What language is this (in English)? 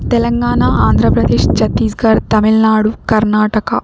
Telugu